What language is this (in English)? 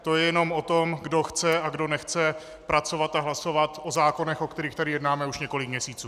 Czech